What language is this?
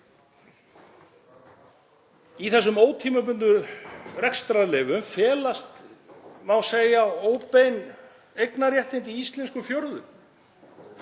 Icelandic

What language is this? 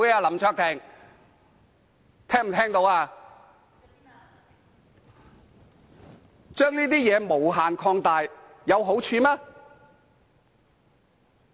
Cantonese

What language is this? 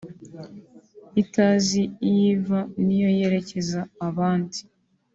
Kinyarwanda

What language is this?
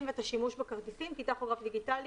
Hebrew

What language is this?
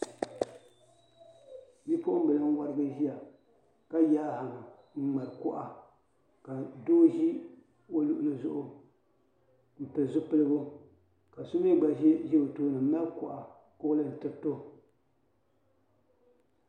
Dagbani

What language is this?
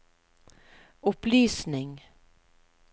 Norwegian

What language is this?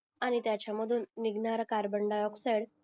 Marathi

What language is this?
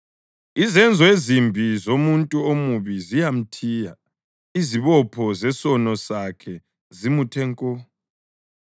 North Ndebele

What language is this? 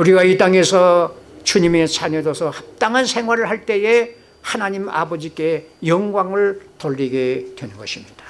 Korean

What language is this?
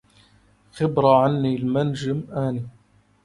Arabic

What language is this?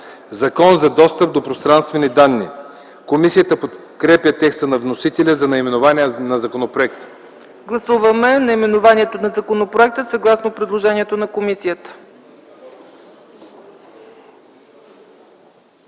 Bulgarian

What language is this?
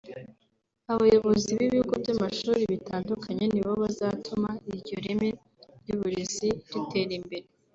Kinyarwanda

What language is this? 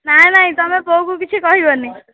Odia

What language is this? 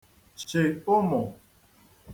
Igbo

